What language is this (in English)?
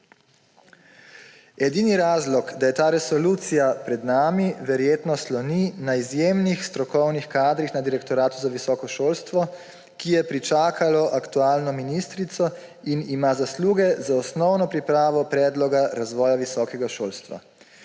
Slovenian